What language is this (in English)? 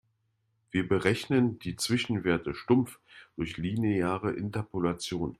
German